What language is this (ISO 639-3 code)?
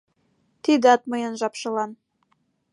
chm